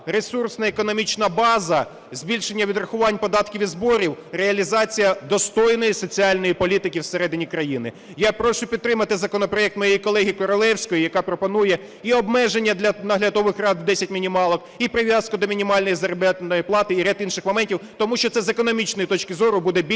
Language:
Ukrainian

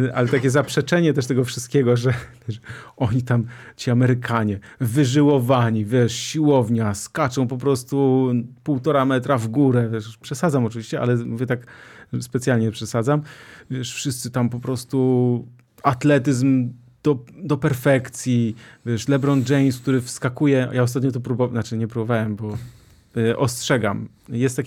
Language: Polish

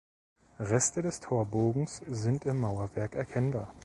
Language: German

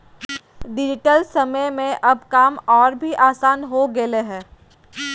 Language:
Magahi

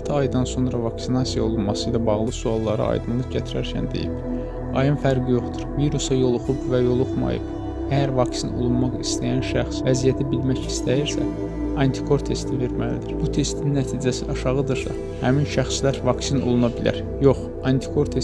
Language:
Azerbaijani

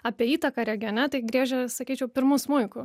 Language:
Lithuanian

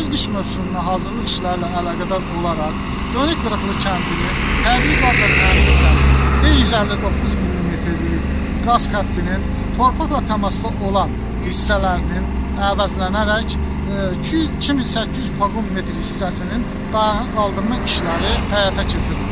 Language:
Turkish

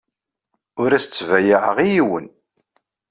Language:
Kabyle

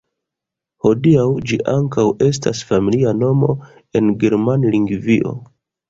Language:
Esperanto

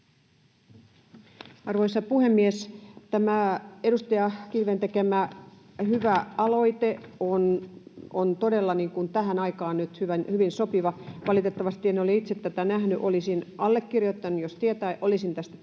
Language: Finnish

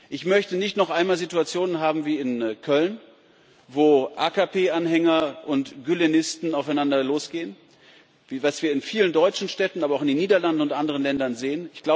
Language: German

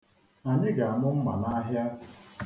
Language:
Igbo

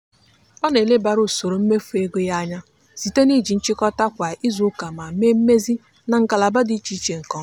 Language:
Igbo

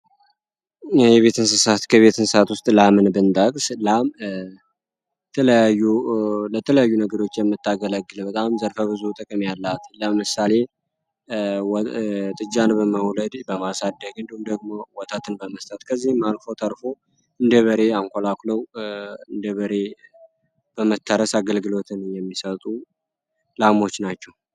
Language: Amharic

